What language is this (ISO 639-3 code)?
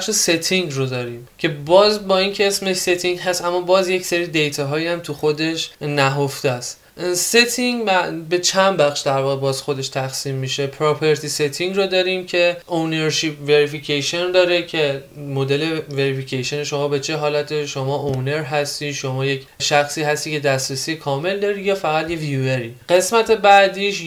fas